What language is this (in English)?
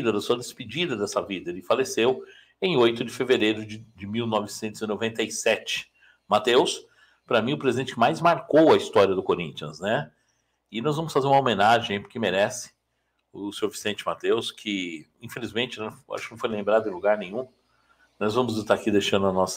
Portuguese